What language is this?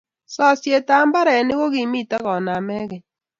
Kalenjin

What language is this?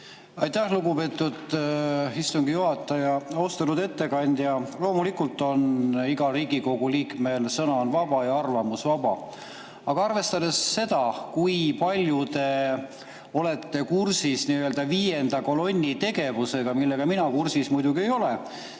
Estonian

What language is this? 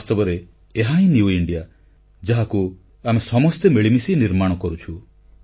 Odia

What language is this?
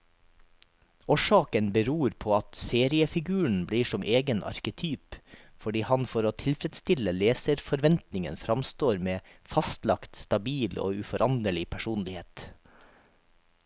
Norwegian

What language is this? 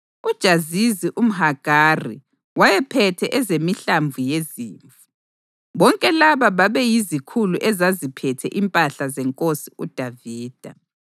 North Ndebele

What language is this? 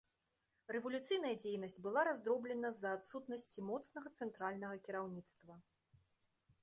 Belarusian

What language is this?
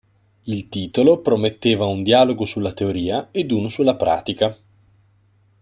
Italian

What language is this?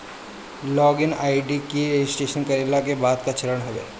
Bhojpuri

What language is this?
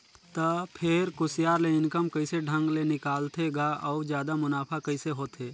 Chhattisgarhi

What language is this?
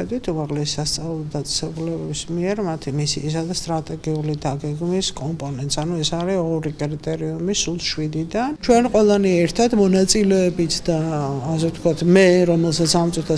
Dutch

